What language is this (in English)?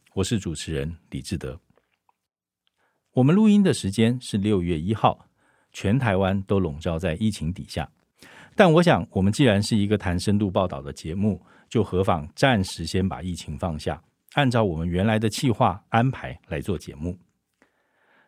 Chinese